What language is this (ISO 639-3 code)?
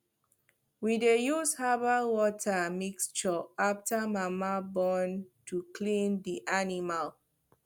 pcm